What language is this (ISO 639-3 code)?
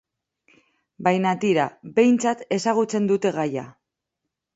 eus